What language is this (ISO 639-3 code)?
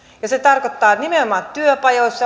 fin